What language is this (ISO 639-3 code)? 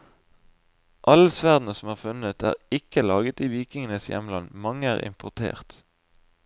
nor